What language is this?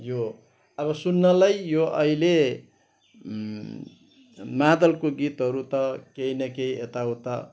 Nepali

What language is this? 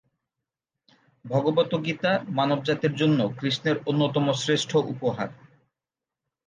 Bangla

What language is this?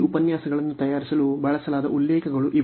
Kannada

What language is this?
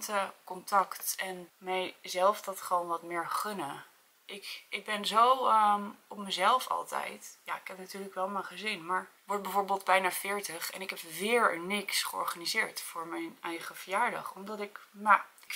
Dutch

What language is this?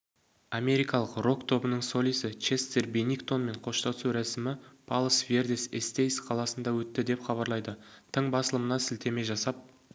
Kazakh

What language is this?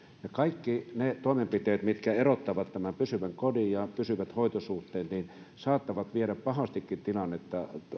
Finnish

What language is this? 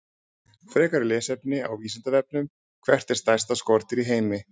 Icelandic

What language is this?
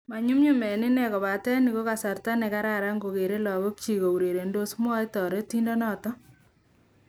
Kalenjin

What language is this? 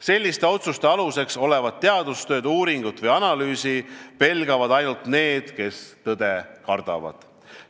Estonian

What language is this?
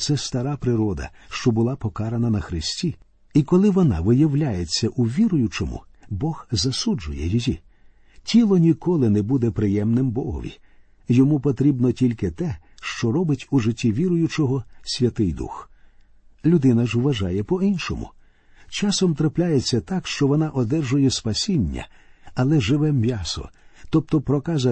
Ukrainian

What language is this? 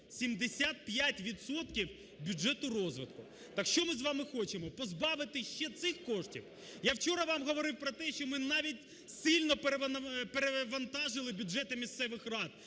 Ukrainian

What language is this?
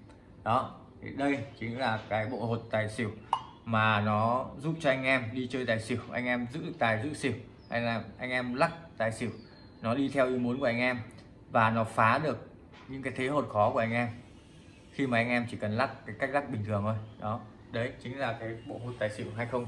Vietnamese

